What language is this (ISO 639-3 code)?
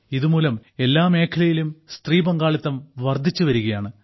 mal